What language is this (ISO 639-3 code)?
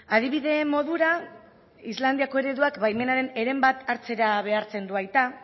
eus